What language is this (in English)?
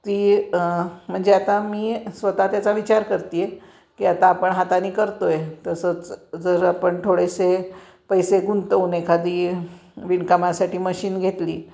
Marathi